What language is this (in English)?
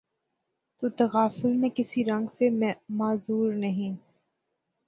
Urdu